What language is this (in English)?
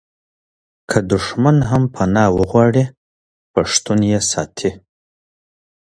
Pashto